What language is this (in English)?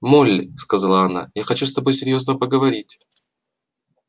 Russian